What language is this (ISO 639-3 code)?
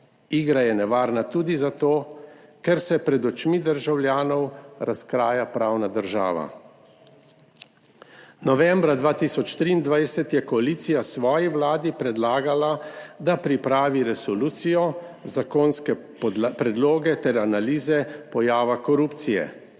slv